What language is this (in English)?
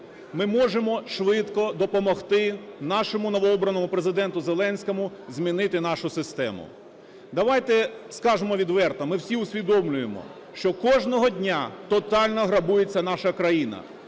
Ukrainian